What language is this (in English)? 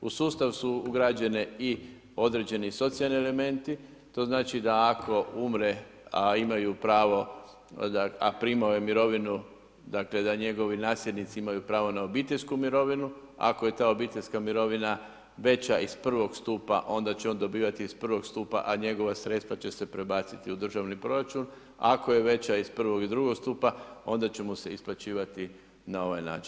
Croatian